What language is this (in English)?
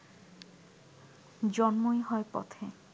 Bangla